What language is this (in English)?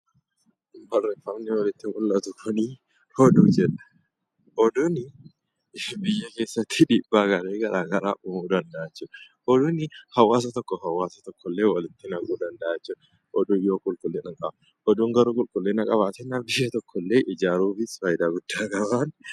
Oromo